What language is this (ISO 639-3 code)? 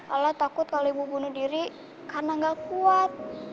ind